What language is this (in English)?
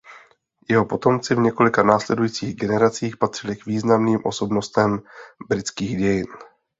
Czech